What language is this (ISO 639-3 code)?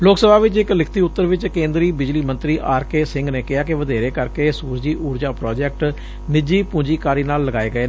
pan